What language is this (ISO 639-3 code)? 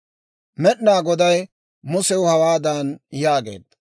dwr